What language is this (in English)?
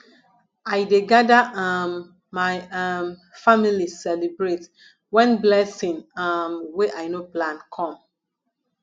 Nigerian Pidgin